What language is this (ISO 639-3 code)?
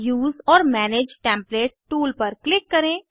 hin